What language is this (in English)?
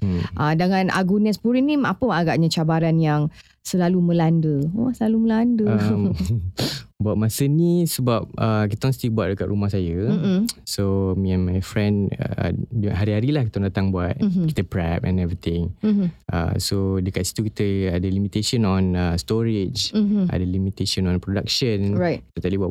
Malay